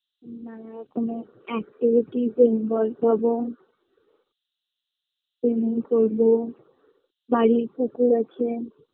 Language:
Bangla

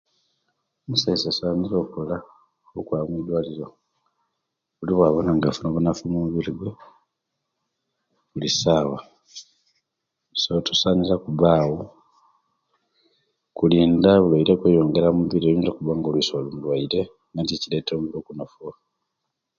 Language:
Kenyi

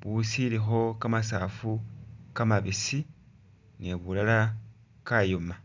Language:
Masaaba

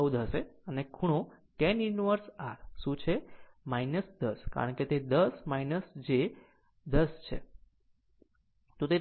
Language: Gujarati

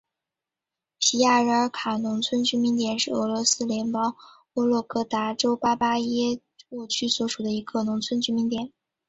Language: Chinese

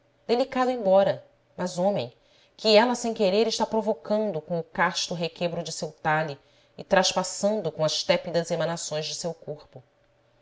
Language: Portuguese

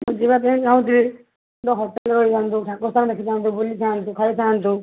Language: Odia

